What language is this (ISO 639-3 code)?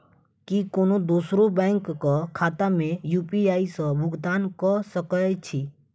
mai